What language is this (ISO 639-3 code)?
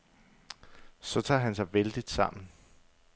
dan